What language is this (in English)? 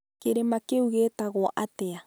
Kikuyu